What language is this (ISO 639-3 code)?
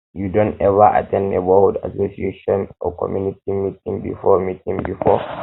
pcm